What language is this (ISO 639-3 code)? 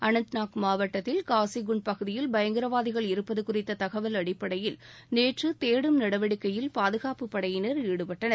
tam